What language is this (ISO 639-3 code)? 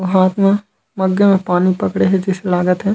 hne